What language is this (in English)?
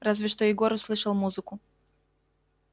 Russian